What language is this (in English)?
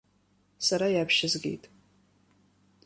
Abkhazian